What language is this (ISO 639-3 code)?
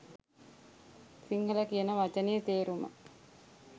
sin